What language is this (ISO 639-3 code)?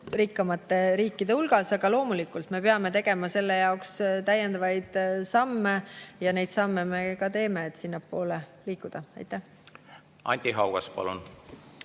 est